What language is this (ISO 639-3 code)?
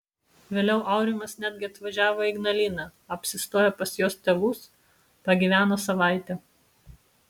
lit